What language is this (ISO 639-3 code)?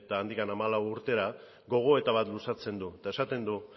eus